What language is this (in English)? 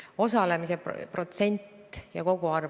Estonian